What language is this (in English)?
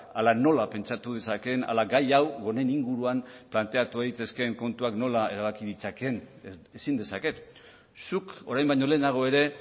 Basque